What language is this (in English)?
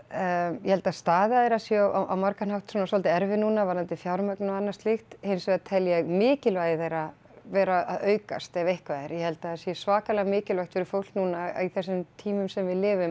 Icelandic